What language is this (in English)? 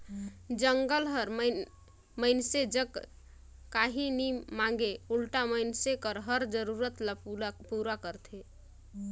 Chhattisgarhi